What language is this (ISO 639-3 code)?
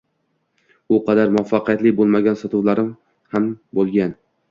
uzb